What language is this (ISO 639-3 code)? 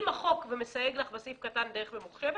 heb